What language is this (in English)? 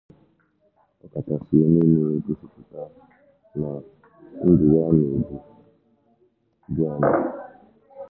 Igbo